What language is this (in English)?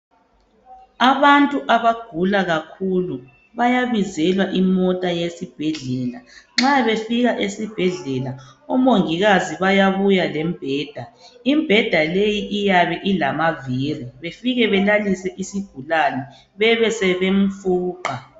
North Ndebele